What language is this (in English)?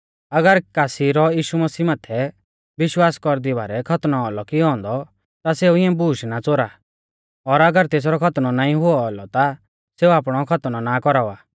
Mahasu Pahari